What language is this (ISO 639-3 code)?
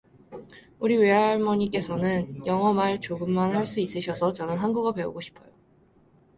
kor